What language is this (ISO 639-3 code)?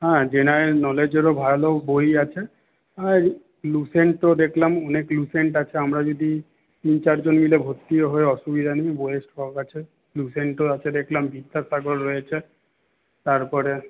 ben